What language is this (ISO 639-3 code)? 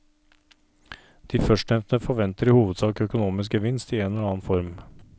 nor